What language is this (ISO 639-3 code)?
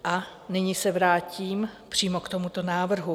ces